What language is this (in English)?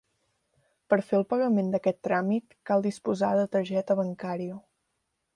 Catalan